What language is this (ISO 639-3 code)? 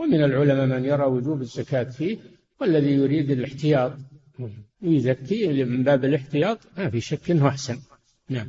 ara